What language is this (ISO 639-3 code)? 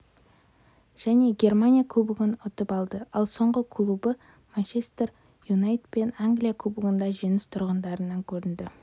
kaz